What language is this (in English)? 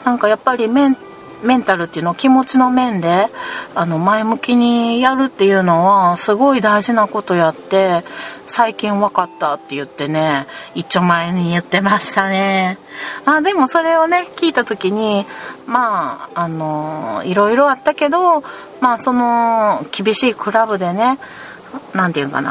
Japanese